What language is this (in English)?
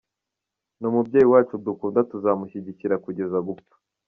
Kinyarwanda